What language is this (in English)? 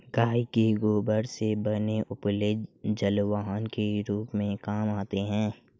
Hindi